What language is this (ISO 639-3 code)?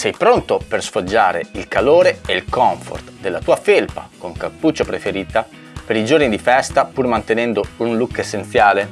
ita